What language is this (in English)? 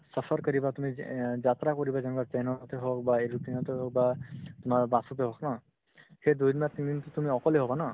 Assamese